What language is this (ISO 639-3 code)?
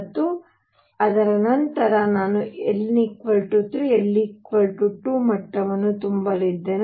kan